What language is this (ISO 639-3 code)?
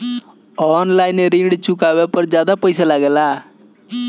bho